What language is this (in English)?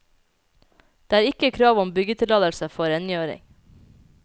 Norwegian